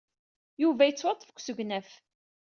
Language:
Kabyle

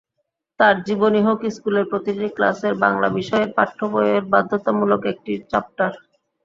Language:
Bangla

